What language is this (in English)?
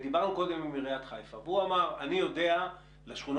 Hebrew